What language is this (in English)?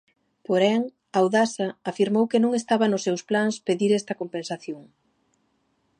Galician